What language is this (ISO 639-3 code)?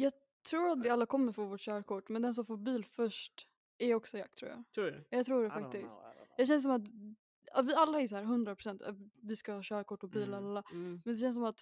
swe